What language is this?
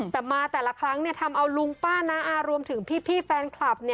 Thai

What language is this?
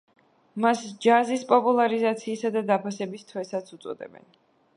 Georgian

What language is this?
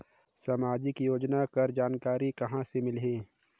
Chhattisgarhi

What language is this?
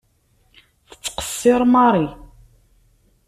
Kabyle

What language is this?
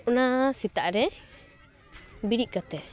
Santali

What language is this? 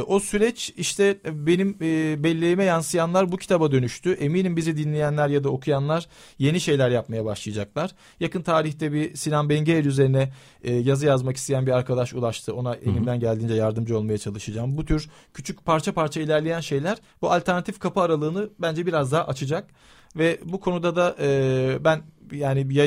Turkish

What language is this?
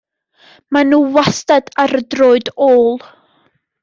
Welsh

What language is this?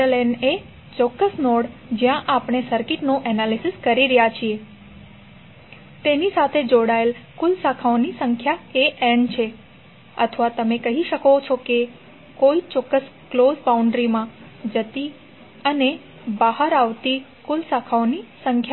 Gujarati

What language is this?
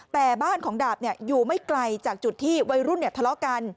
Thai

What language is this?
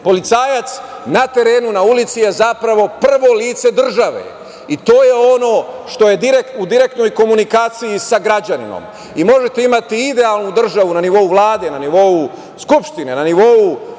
Serbian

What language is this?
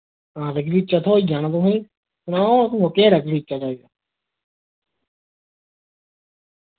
Dogri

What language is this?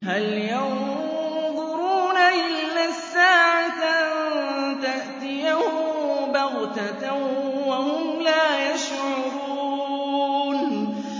Arabic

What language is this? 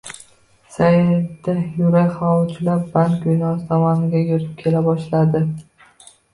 Uzbek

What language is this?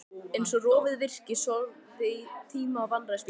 Icelandic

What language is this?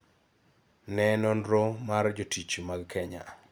Luo (Kenya and Tanzania)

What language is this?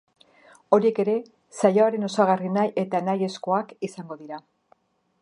Basque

